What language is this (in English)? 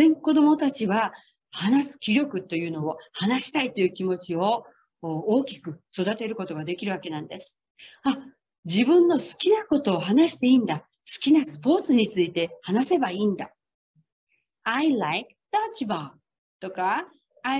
Japanese